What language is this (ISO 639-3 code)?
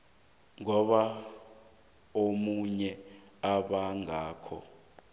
nbl